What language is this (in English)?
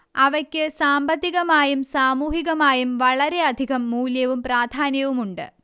Malayalam